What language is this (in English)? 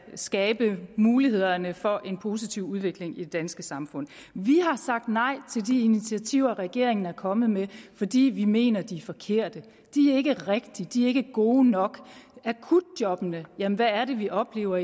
Danish